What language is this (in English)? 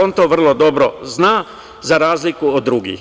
Serbian